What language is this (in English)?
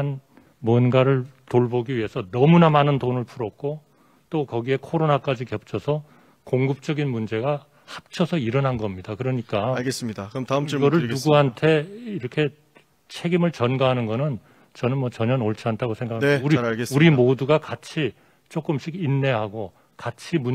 Korean